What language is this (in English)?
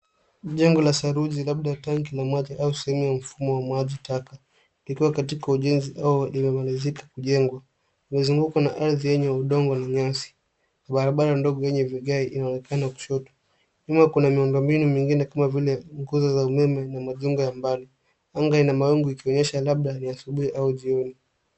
Swahili